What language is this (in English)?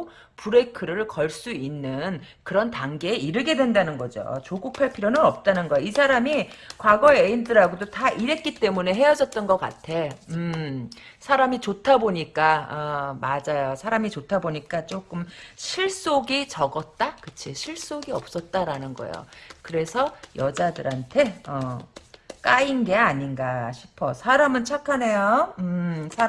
Korean